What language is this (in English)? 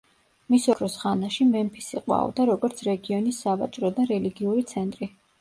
Georgian